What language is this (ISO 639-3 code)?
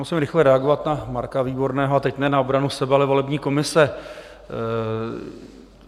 ces